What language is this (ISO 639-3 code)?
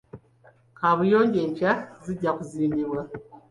lug